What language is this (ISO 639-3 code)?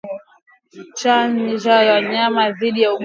swa